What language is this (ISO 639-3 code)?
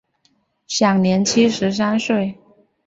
zho